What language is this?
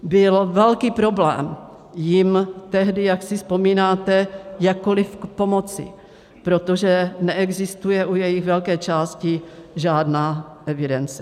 Czech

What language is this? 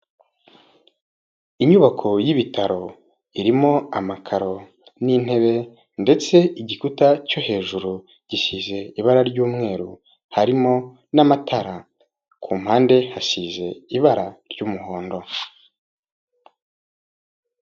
Kinyarwanda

